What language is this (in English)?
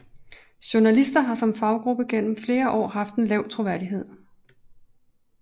Danish